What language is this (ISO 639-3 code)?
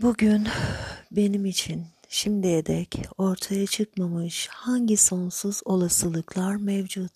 tur